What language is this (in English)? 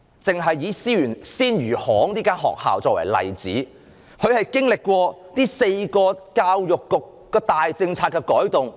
Cantonese